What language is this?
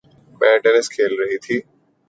Urdu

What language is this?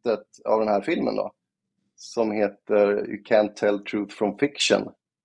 Swedish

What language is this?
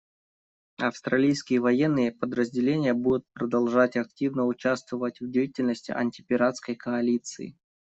Russian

